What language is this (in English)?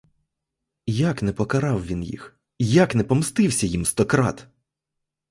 Ukrainian